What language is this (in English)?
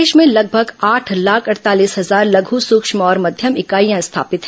Hindi